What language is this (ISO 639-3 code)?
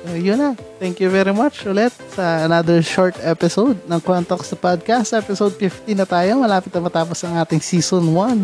fil